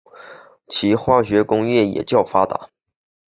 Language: Chinese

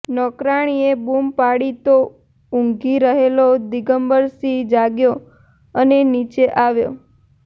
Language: Gujarati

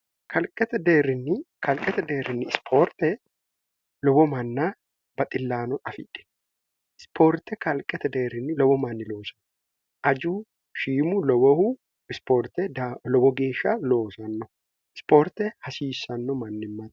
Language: Sidamo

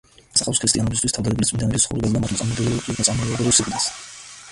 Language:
Georgian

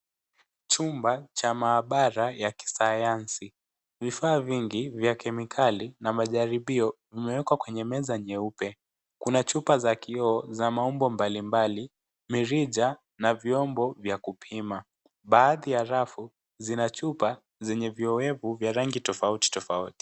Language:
Swahili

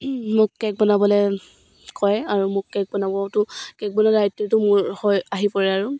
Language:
Assamese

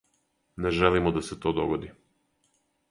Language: Serbian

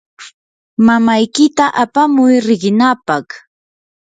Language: Yanahuanca Pasco Quechua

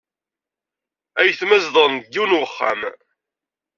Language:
Kabyle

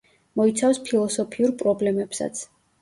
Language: Georgian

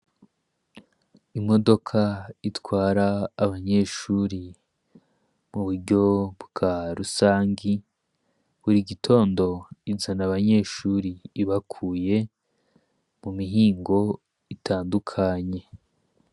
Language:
Rundi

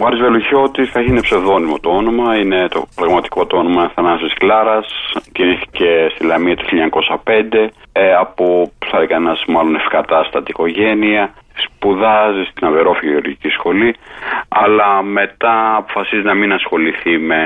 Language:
Greek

